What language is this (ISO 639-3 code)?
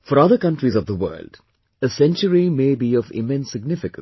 eng